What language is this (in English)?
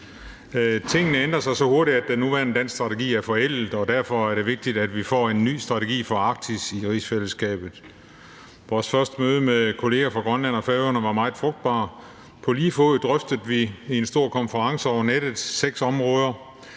Danish